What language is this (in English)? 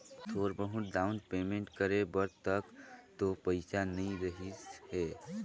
Chhattisgarhi